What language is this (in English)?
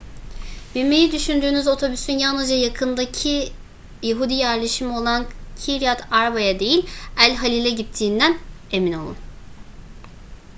Turkish